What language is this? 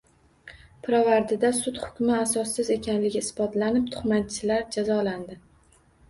Uzbek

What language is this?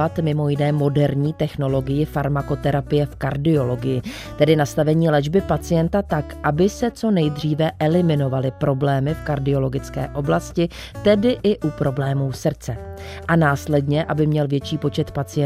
Czech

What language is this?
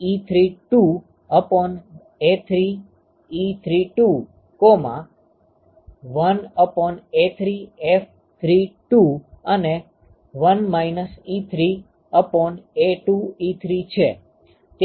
Gujarati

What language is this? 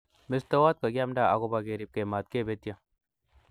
Kalenjin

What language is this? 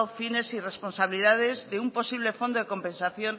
Spanish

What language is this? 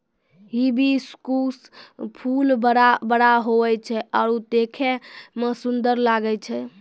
Maithili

